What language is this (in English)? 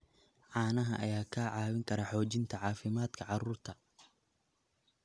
Somali